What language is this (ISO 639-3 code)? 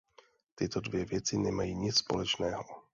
ces